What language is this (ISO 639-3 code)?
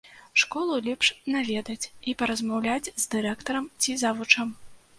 bel